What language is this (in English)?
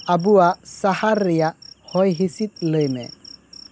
Santali